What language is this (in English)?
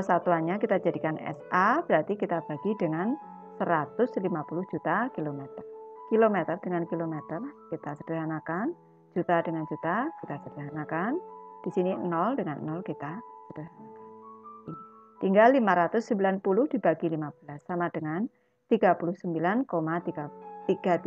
Indonesian